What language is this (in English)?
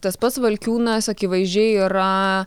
Lithuanian